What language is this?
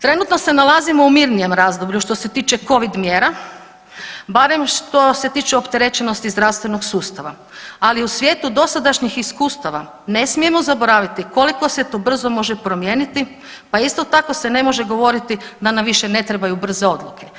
Croatian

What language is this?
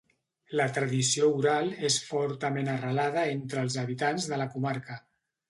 Catalan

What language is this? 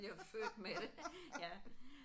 Danish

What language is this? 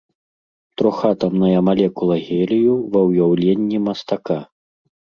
Belarusian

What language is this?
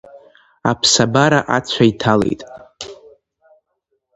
Abkhazian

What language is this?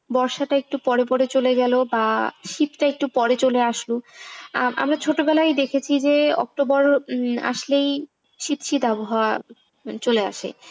Bangla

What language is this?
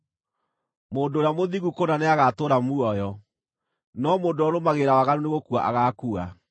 Kikuyu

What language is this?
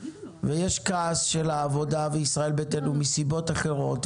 Hebrew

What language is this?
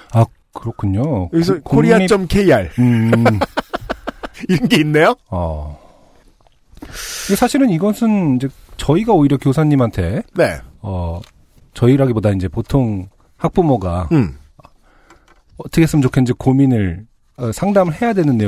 Korean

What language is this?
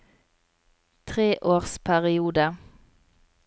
Norwegian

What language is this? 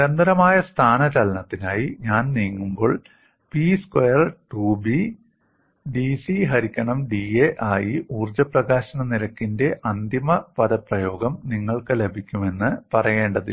Malayalam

